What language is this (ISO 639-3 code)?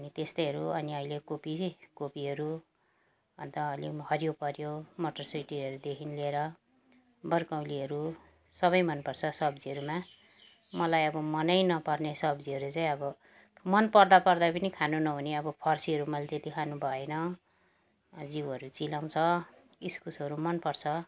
nep